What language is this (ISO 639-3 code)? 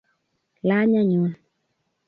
kln